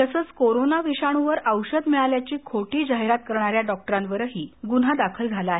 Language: Marathi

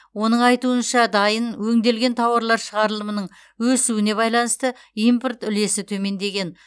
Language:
Kazakh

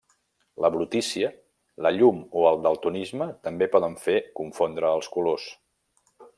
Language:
Catalan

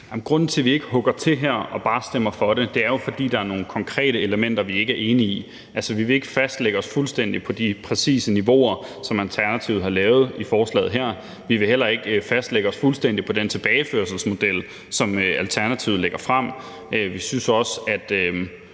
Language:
Danish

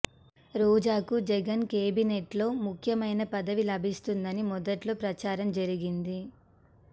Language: Telugu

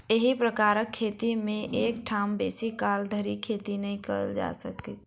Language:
Maithili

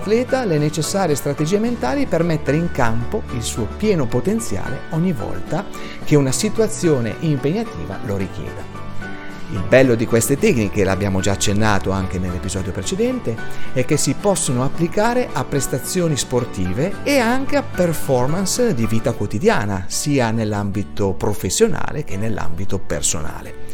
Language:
Italian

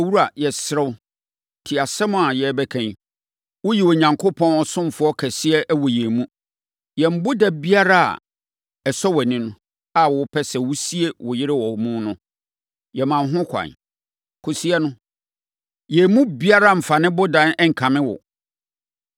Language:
Akan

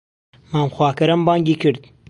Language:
Central Kurdish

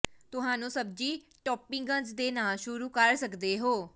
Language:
Punjabi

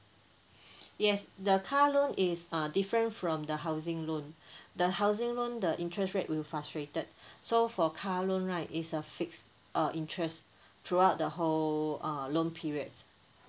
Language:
English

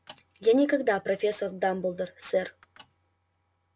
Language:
Russian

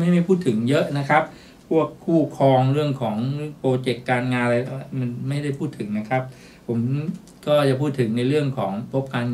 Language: Thai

